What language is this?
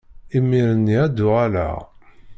Kabyle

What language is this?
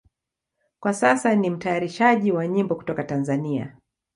Swahili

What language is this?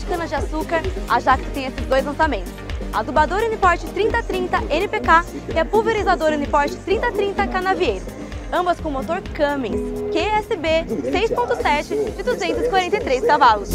Portuguese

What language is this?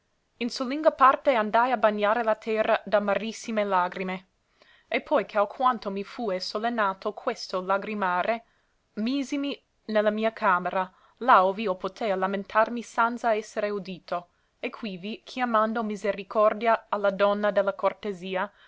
Italian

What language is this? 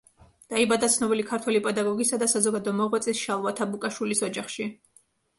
Georgian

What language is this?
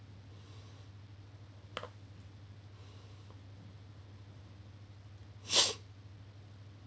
English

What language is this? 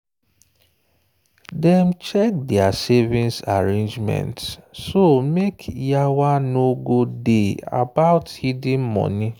Nigerian Pidgin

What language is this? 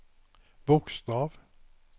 Swedish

